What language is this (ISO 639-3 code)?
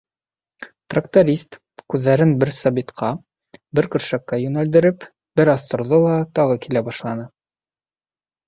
bak